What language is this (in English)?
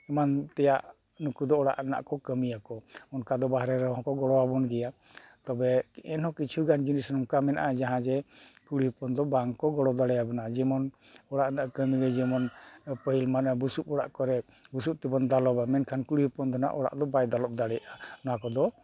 Santali